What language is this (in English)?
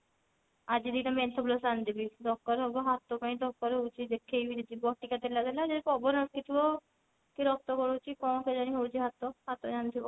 Odia